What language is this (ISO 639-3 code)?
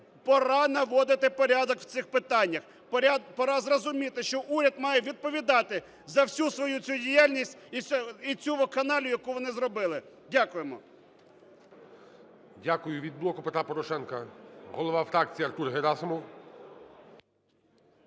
ukr